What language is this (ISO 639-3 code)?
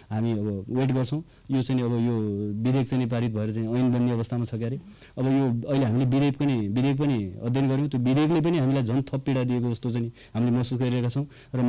kor